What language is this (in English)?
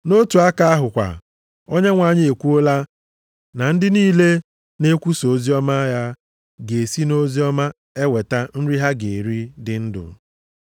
Igbo